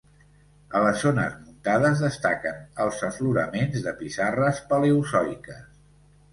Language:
Catalan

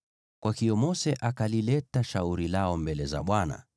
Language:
Swahili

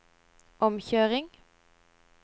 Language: Norwegian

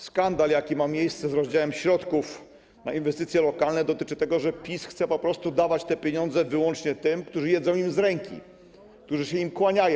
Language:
Polish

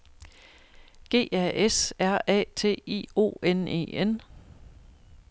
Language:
Danish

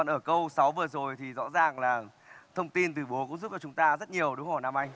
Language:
Vietnamese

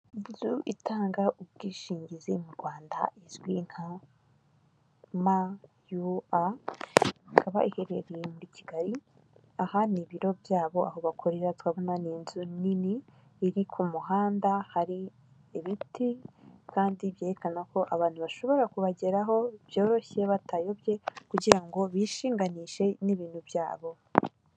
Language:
Kinyarwanda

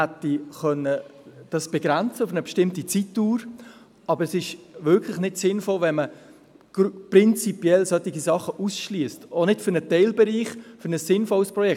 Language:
Swiss German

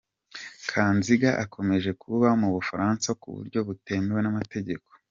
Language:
Kinyarwanda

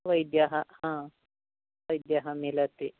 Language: Sanskrit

